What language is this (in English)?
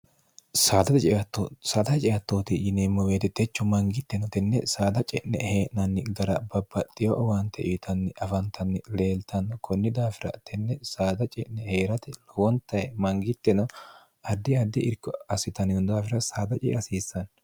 Sidamo